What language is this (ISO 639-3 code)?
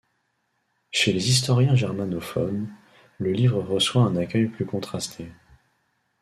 fra